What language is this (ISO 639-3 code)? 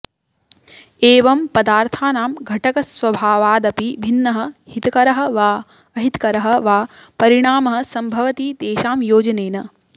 san